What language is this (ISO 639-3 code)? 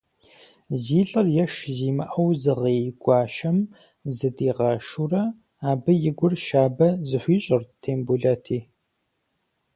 kbd